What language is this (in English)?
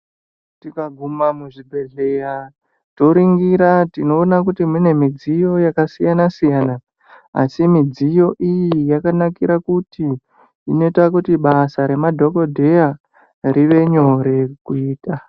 Ndau